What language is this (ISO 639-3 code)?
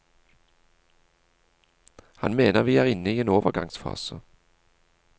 nor